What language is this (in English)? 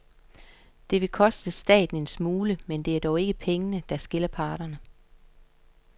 Danish